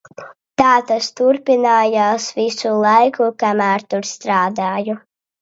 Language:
Latvian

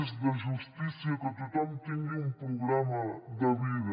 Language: Catalan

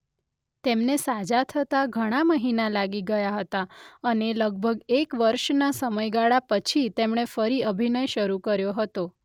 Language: Gujarati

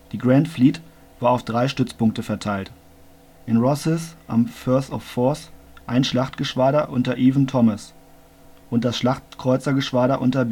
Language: German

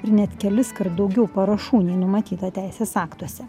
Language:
Lithuanian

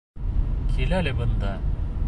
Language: Bashkir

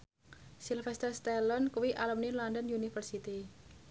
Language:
Javanese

